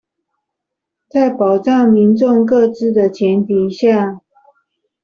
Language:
Chinese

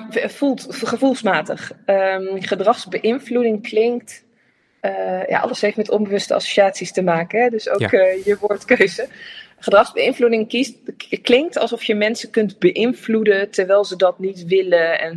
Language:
Dutch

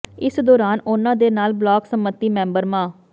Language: Punjabi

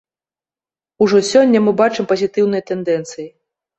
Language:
Belarusian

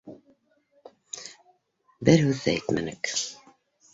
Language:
Bashkir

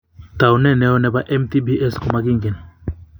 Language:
Kalenjin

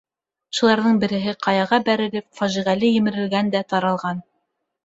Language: Bashkir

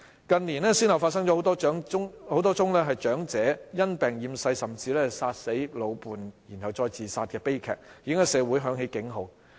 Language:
Cantonese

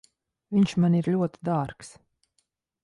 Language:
Latvian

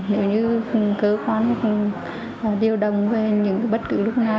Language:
Vietnamese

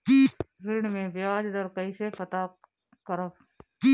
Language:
Bhojpuri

